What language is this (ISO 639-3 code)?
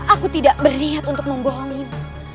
ind